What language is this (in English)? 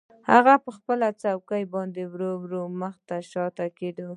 Pashto